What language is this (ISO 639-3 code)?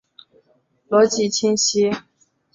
zho